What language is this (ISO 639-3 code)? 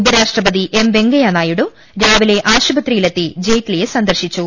mal